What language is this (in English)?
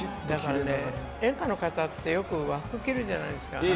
Japanese